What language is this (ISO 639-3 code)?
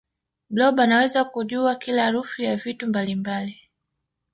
swa